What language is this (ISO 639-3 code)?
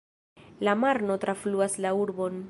epo